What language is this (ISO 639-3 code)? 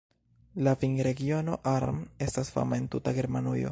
epo